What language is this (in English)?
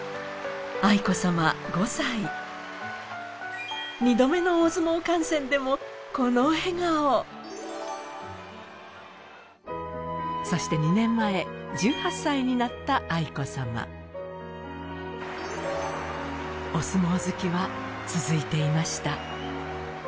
Japanese